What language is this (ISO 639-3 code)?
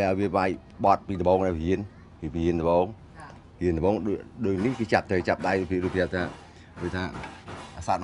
tha